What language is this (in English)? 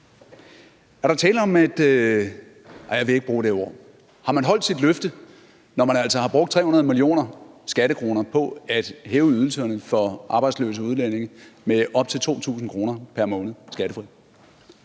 Danish